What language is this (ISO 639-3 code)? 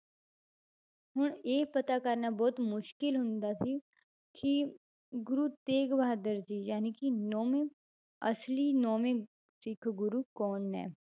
pan